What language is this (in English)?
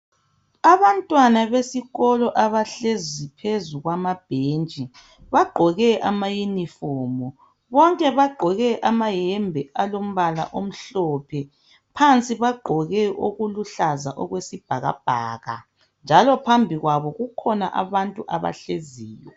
North Ndebele